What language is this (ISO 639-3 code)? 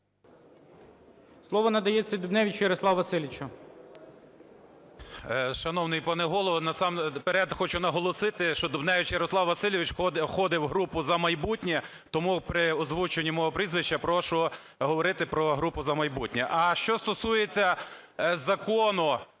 ukr